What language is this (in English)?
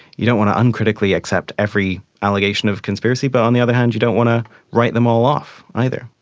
English